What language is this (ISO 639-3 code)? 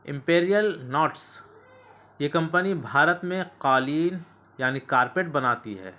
urd